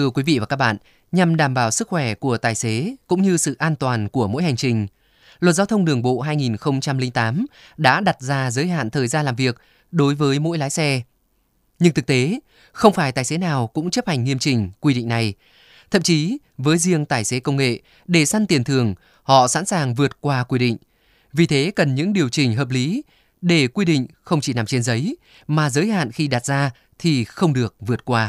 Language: Vietnamese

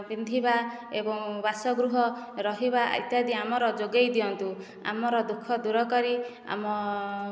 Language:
Odia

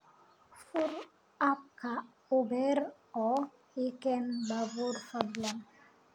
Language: Somali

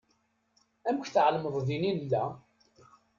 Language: Kabyle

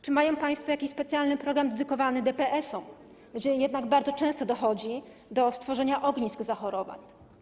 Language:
Polish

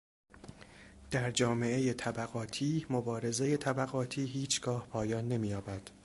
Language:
Persian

